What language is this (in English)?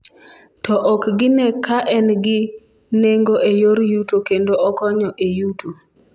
Luo (Kenya and Tanzania)